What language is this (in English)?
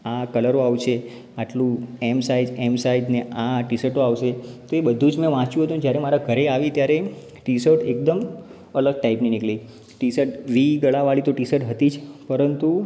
Gujarati